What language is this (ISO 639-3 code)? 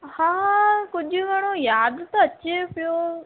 snd